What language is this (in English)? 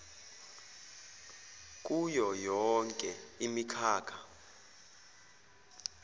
Zulu